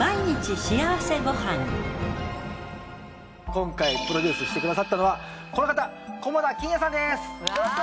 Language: Japanese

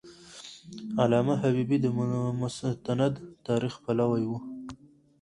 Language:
Pashto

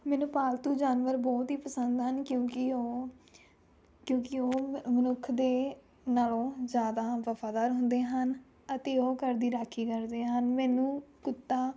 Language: Punjabi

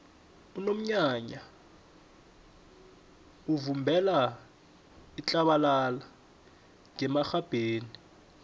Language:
South Ndebele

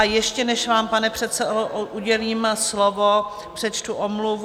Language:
Czech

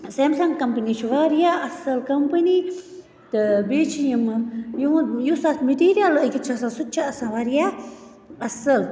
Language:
Kashmiri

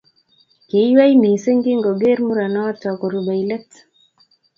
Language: Kalenjin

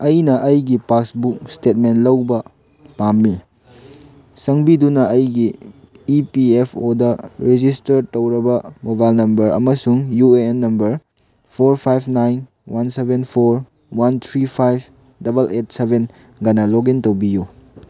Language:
Manipuri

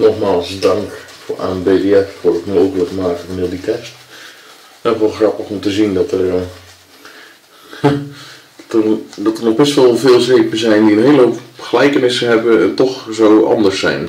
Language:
Dutch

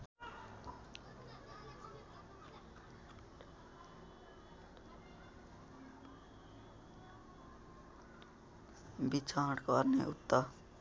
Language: Nepali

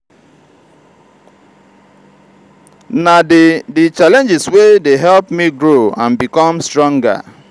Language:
Nigerian Pidgin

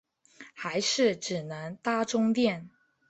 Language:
Chinese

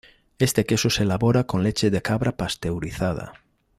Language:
Spanish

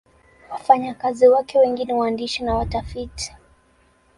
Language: Swahili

